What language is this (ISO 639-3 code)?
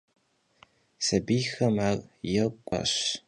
kbd